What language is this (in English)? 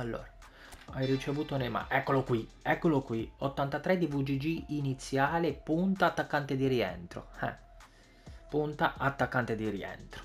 Italian